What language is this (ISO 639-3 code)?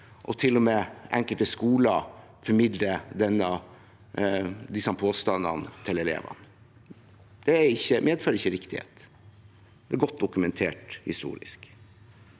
nor